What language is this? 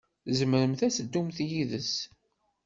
Kabyle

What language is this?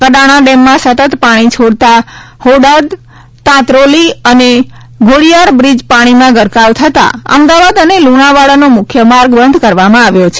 Gujarati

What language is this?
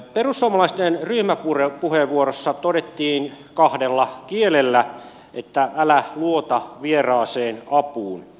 Finnish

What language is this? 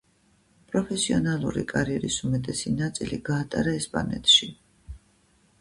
Georgian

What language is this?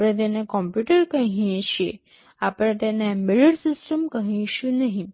Gujarati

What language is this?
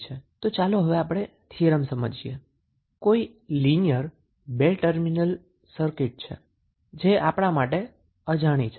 Gujarati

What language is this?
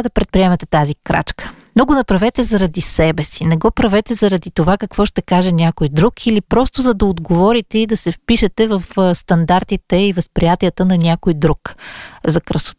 Bulgarian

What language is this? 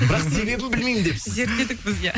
Kazakh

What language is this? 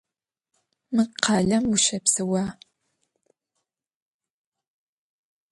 Adyghe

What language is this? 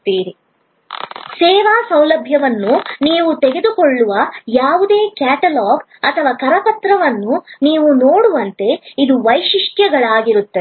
Kannada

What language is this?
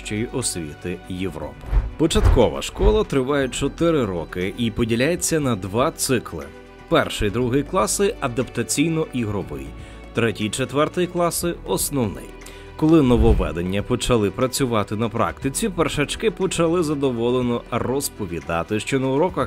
Ukrainian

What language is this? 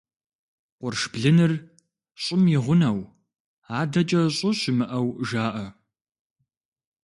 Kabardian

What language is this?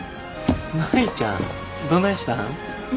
Japanese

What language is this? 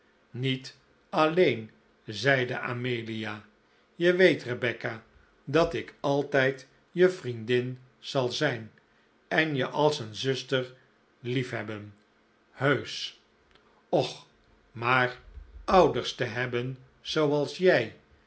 Dutch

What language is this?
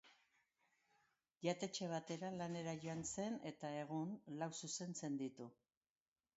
Basque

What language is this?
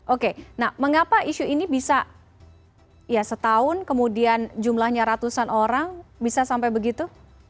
Indonesian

